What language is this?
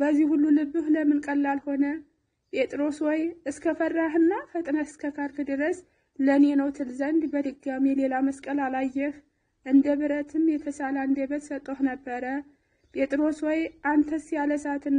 Arabic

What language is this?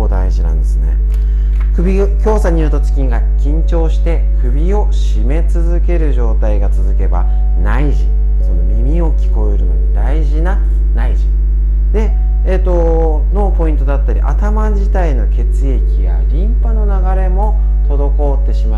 Japanese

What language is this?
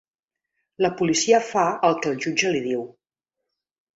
Catalan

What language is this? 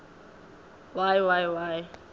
Swati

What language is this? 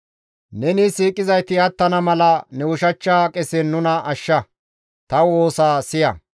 Gamo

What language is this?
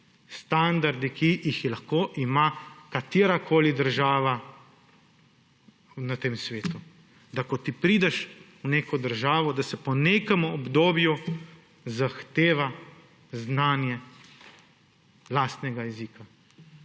Slovenian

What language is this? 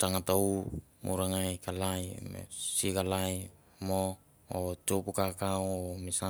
Mandara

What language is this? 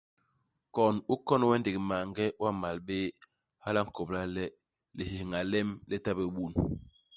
Basaa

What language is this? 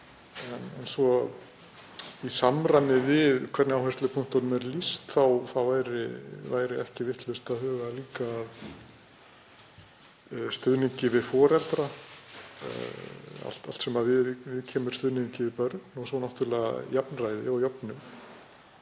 Icelandic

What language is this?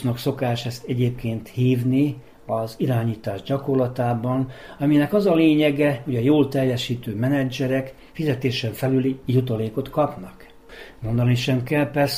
Hungarian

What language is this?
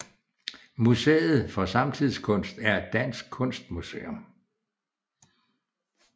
Danish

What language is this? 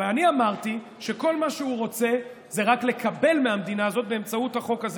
Hebrew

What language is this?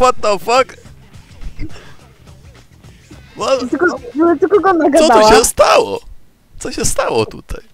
Polish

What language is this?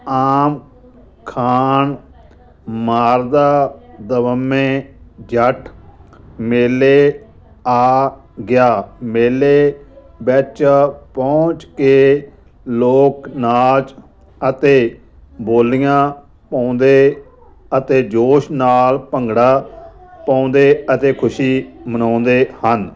Punjabi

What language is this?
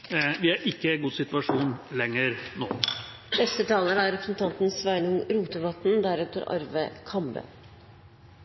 Norwegian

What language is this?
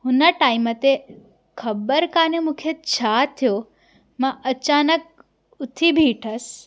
Sindhi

